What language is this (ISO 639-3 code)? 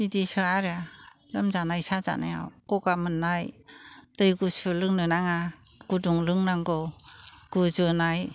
brx